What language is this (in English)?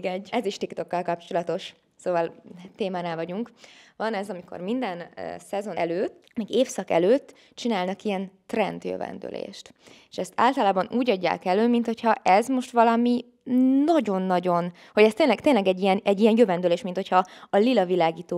Hungarian